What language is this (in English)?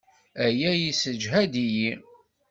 Kabyle